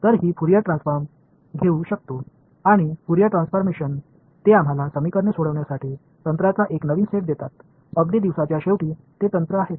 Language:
Marathi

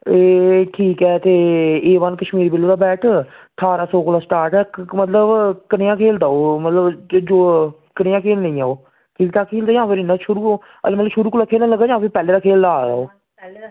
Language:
Dogri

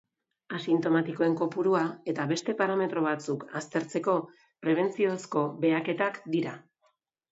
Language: Basque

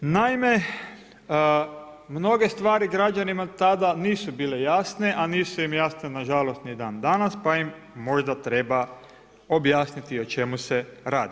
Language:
Croatian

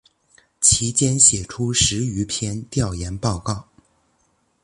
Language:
Chinese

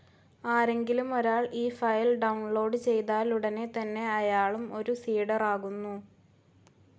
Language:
Malayalam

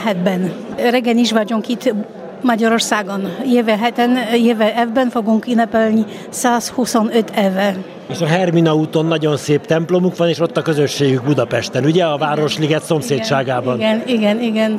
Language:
Hungarian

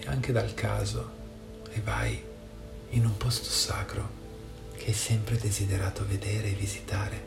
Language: Italian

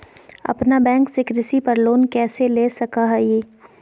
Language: Magahi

